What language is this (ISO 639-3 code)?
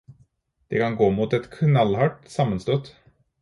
nob